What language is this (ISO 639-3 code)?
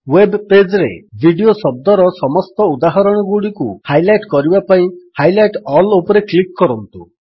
ori